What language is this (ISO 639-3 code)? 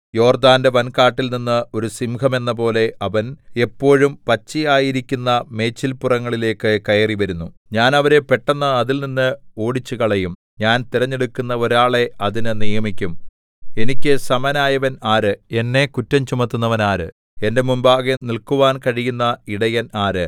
mal